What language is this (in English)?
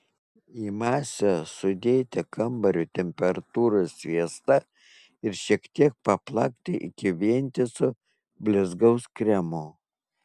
Lithuanian